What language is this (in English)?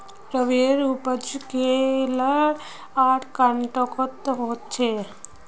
Magahi